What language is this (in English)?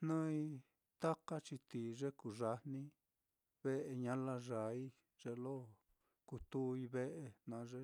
Mitlatongo Mixtec